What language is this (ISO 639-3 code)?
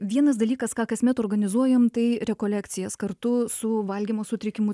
lit